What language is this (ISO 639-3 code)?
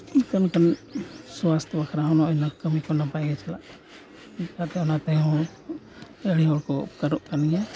sat